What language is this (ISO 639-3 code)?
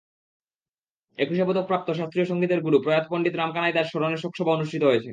ben